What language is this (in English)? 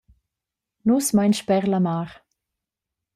Romansh